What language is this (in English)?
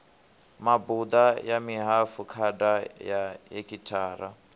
Venda